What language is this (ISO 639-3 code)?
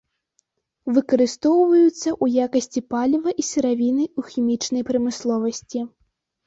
bel